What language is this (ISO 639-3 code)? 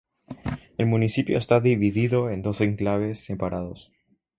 spa